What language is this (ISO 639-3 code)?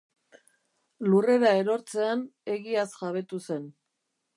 eus